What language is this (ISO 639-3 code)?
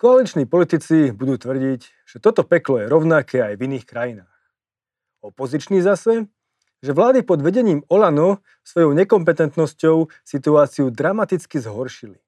slk